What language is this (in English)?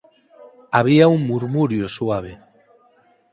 Galician